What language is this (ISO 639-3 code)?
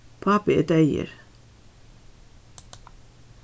fao